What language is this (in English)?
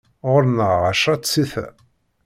Kabyle